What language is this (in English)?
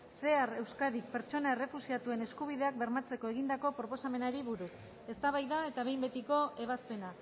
Basque